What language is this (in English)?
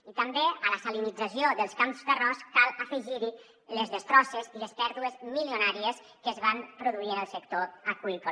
Catalan